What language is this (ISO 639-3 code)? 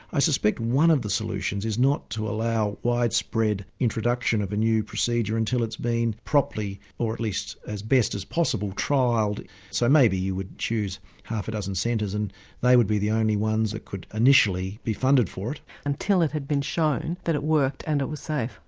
eng